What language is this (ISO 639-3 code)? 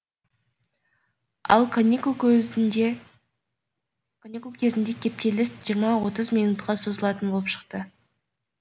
kaz